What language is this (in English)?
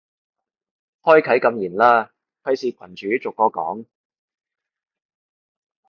Cantonese